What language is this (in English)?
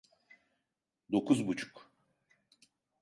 Turkish